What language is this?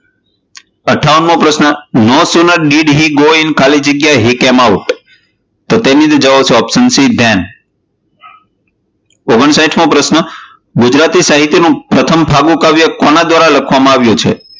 Gujarati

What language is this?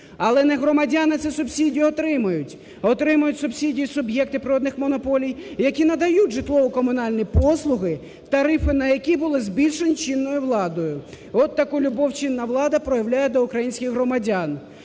Ukrainian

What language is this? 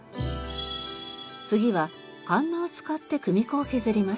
Japanese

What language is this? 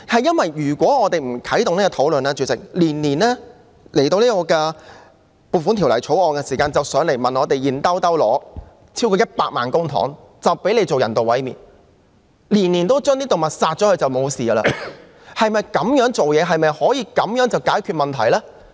Cantonese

